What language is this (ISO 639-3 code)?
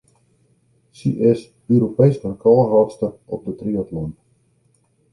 fry